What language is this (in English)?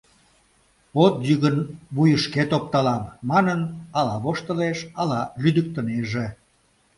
Mari